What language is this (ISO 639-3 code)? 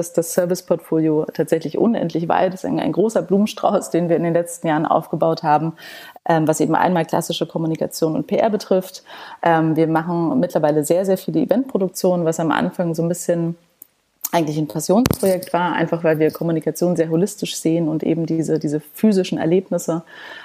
deu